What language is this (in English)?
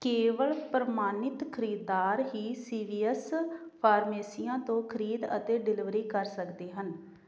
Punjabi